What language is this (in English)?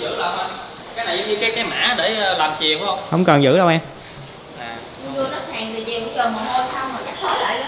Vietnamese